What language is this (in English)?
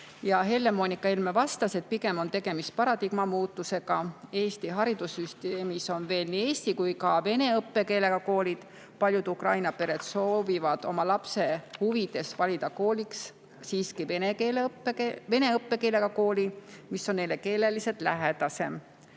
Estonian